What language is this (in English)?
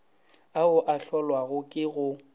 Northern Sotho